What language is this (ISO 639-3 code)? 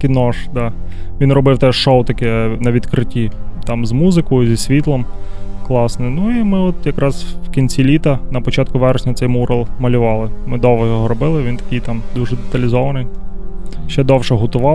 ukr